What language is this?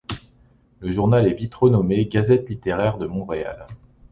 French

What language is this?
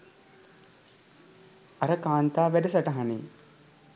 Sinhala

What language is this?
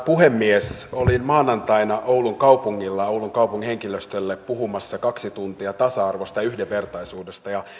Finnish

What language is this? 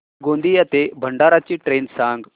Marathi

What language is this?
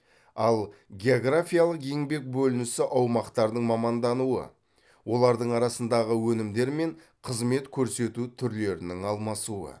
Kazakh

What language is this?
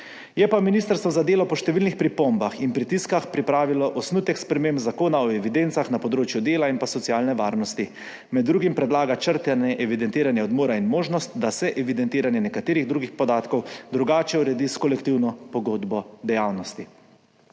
Slovenian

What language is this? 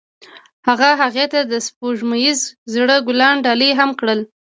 Pashto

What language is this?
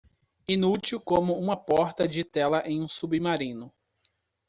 Portuguese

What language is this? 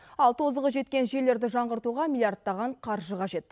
Kazakh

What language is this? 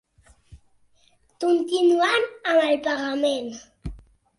Catalan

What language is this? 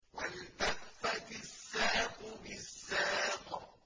Arabic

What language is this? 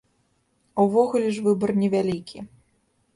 Belarusian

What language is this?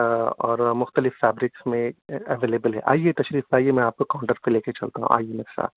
Urdu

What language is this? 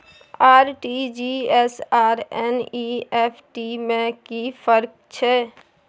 Maithili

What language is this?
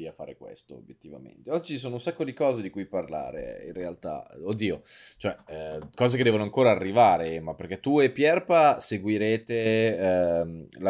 Italian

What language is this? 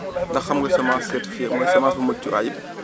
Wolof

